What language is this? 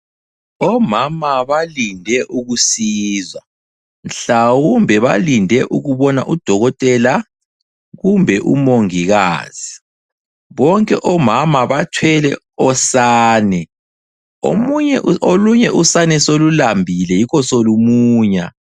North Ndebele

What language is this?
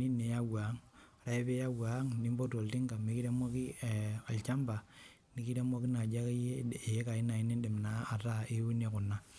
Masai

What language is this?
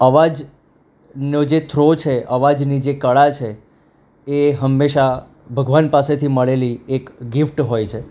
Gujarati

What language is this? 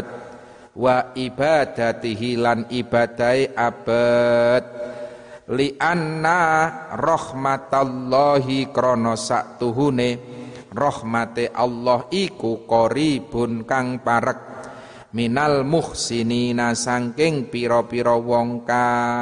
Indonesian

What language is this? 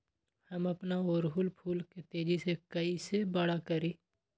Magahi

